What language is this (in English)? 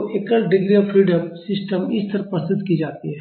Hindi